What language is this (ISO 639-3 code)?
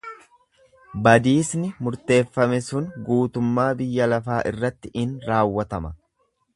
orm